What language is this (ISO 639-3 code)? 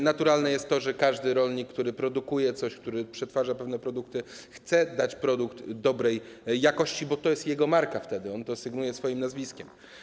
pol